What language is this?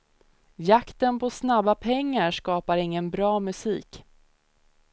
Swedish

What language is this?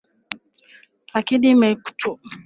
Swahili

